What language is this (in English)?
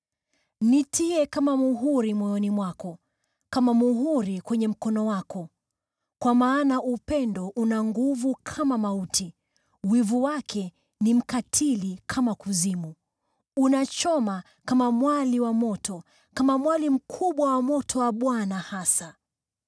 Swahili